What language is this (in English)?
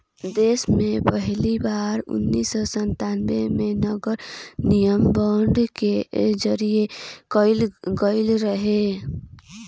Bhojpuri